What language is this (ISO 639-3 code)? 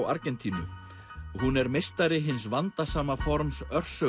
isl